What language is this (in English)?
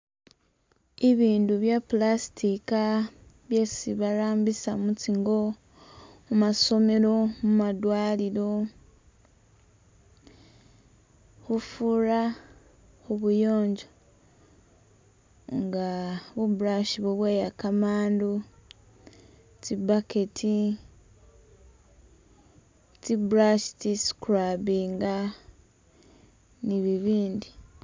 Masaaba